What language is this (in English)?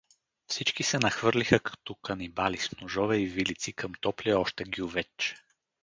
Bulgarian